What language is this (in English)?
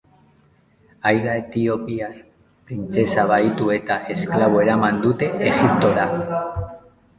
Basque